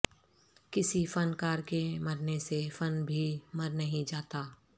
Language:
Urdu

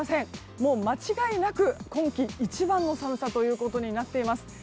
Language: Japanese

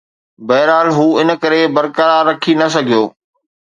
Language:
Sindhi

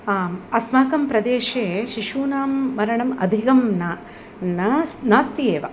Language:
Sanskrit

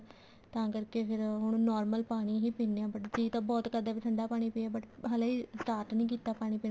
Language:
Punjabi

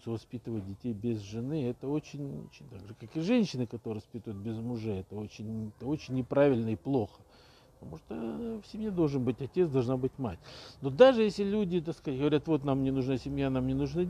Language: Russian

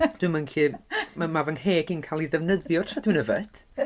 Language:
Welsh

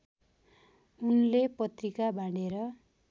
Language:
Nepali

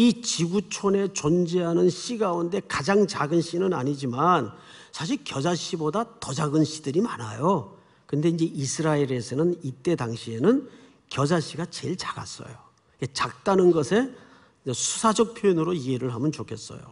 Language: Korean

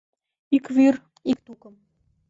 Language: Mari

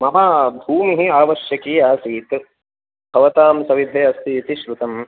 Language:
Sanskrit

